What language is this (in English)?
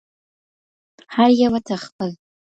Pashto